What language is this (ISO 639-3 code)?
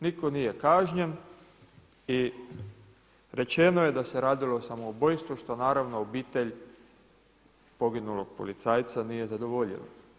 hrv